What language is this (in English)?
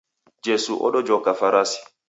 Taita